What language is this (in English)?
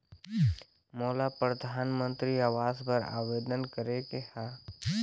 Chhattisgarhi